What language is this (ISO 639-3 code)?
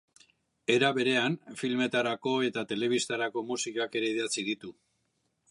eus